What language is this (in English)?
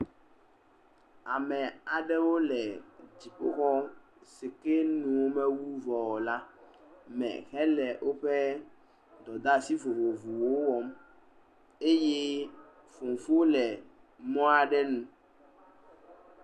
Ewe